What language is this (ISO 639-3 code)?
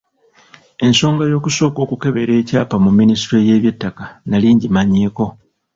lug